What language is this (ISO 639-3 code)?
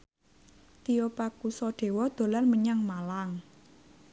jav